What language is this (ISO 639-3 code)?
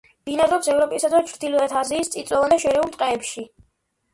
kat